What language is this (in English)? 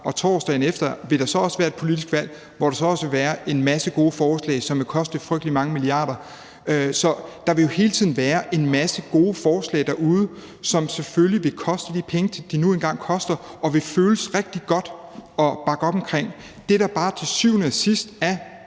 Danish